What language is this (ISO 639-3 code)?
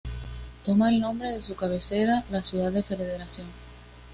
spa